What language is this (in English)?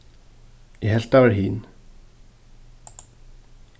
Faroese